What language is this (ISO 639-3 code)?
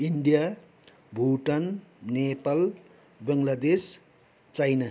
nep